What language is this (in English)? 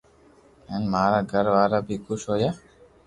Loarki